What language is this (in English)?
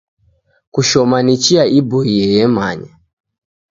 Taita